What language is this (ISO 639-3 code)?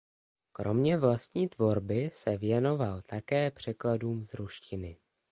ces